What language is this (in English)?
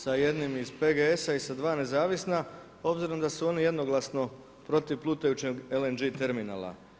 Croatian